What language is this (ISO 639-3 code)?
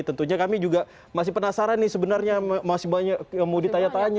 ind